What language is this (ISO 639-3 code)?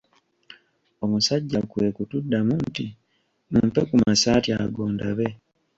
lug